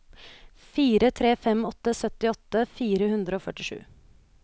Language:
Norwegian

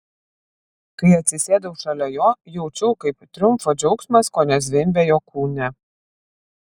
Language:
Lithuanian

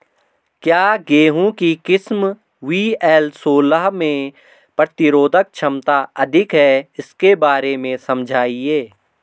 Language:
Hindi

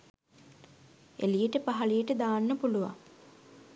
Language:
Sinhala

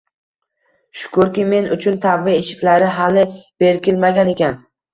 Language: Uzbek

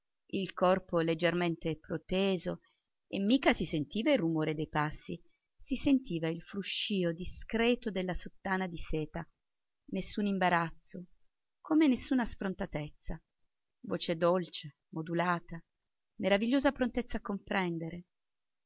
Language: Italian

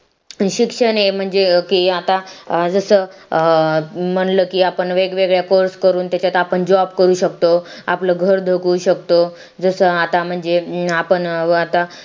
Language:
Marathi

